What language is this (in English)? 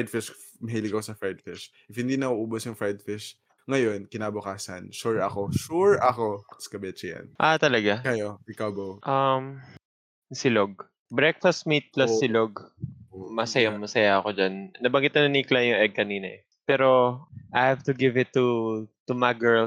Filipino